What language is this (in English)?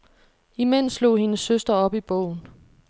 Danish